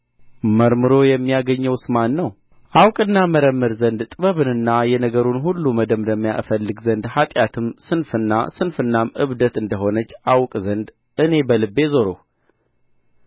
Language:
Amharic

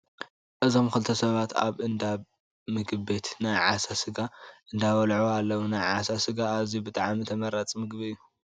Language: Tigrinya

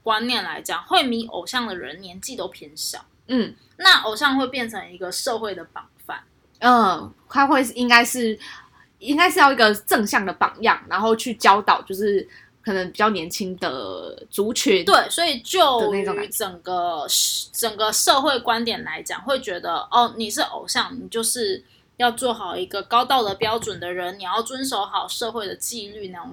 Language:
Chinese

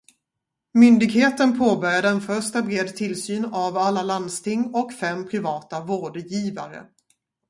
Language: Swedish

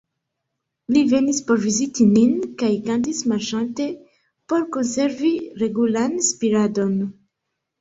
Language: Esperanto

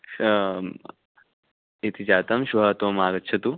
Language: Sanskrit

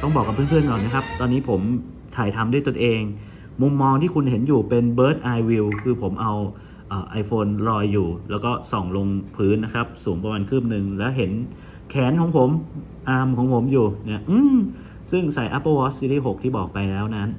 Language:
Thai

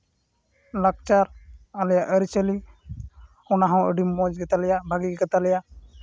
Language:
Santali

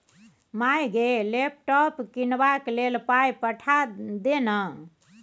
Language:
Maithili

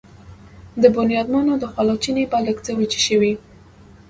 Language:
Pashto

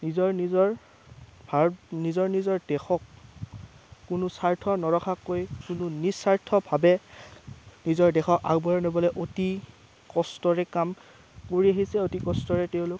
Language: Assamese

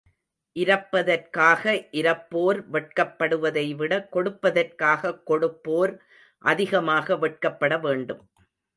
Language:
Tamil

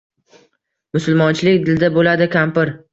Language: Uzbek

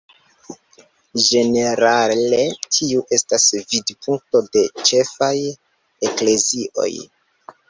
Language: Esperanto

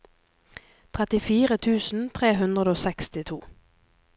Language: Norwegian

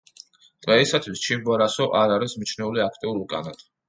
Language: Georgian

